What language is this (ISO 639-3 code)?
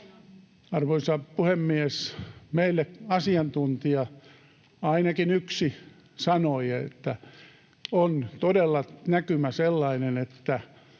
fin